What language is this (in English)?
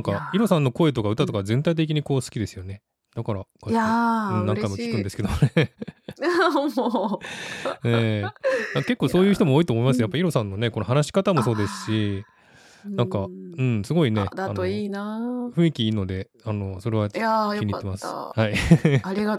Japanese